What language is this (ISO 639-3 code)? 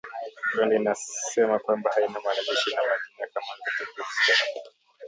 swa